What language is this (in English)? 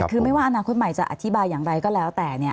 Thai